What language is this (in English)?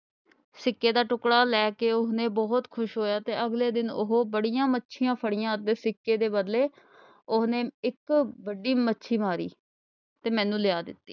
Punjabi